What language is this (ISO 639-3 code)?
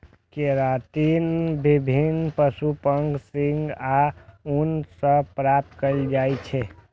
mai